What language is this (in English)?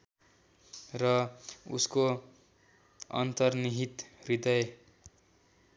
Nepali